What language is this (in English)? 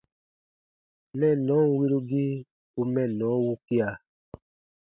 Baatonum